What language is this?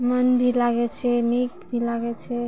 Maithili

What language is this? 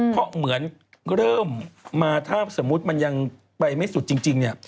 Thai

